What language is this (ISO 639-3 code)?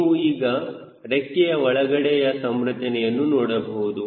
kan